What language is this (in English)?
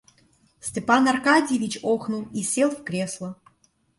Russian